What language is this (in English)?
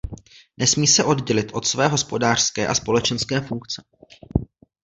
Czech